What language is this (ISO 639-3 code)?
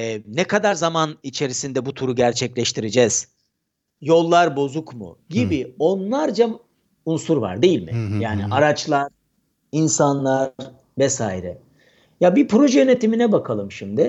tur